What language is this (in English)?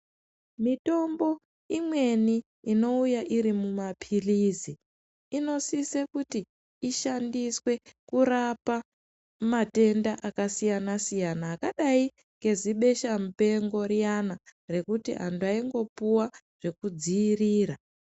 Ndau